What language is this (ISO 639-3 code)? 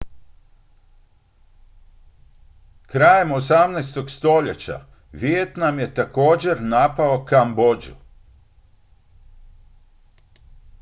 hrv